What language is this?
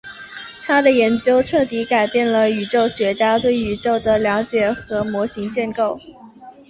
Chinese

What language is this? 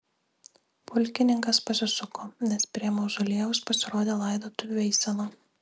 Lithuanian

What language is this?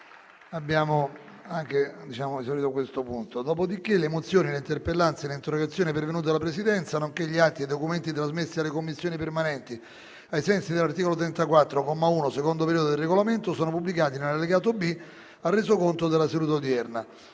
Italian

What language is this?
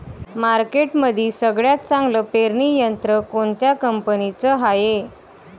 Marathi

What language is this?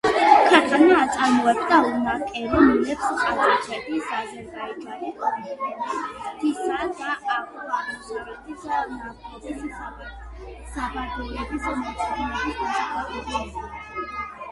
Georgian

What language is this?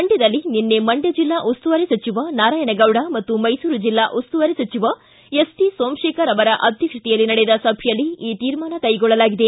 Kannada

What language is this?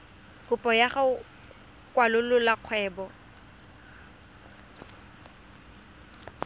Tswana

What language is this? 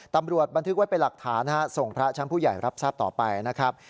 Thai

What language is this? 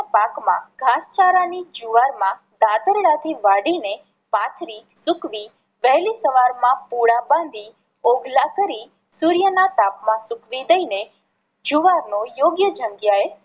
Gujarati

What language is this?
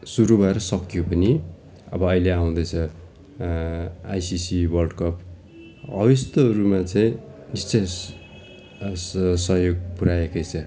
Nepali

